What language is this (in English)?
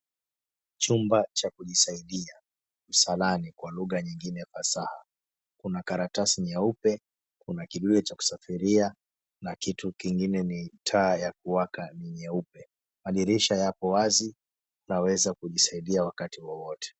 Swahili